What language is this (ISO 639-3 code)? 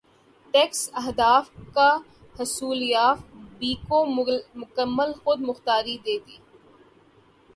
urd